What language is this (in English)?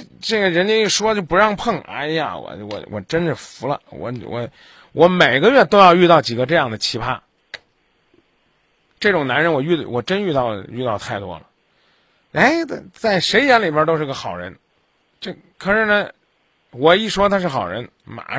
Chinese